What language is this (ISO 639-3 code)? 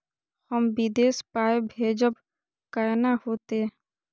mai